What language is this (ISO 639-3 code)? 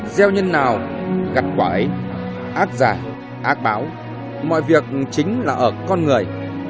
vie